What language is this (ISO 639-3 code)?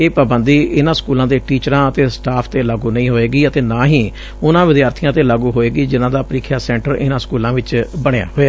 pan